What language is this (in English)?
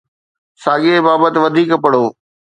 Sindhi